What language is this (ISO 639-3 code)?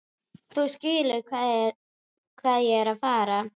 isl